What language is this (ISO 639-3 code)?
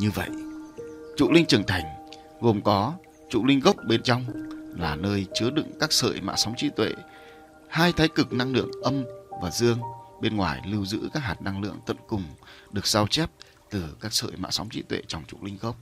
vie